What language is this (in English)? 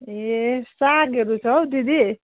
Nepali